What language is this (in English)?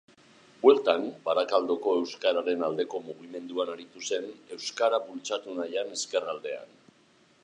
Basque